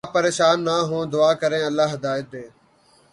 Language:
Urdu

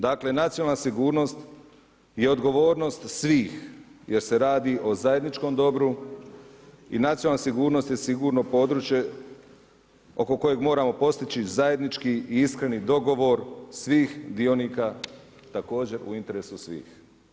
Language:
Croatian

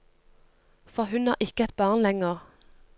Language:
Norwegian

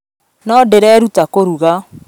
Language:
Kikuyu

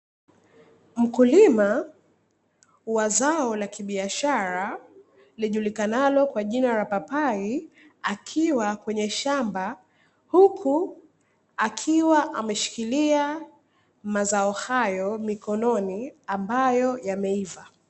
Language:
Swahili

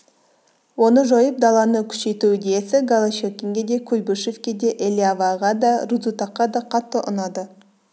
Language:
Kazakh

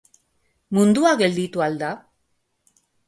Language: Basque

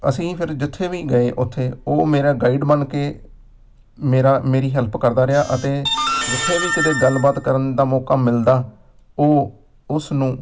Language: Punjabi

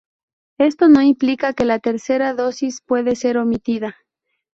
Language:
Spanish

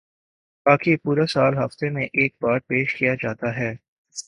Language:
Urdu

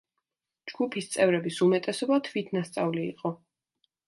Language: Georgian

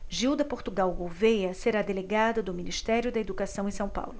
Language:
Portuguese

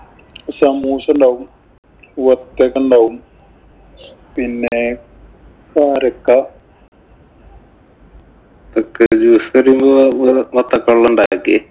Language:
Malayalam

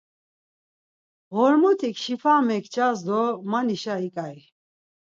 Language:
Laz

